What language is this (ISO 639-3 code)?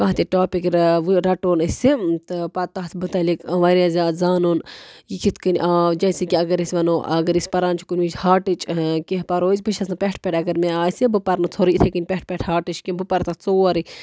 kas